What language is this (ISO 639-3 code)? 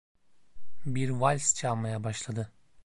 tur